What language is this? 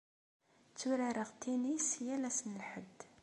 Kabyle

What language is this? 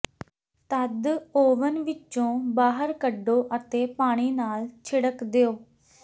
Punjabi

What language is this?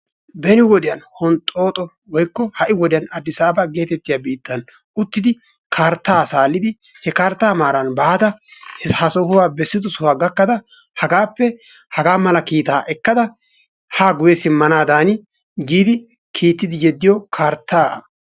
Wolaytta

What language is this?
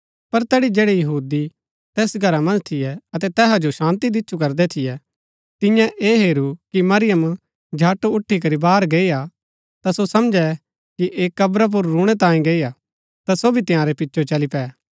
Gaddi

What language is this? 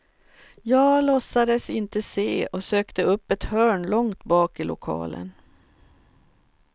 Swedish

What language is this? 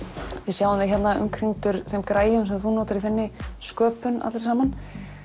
Icelandic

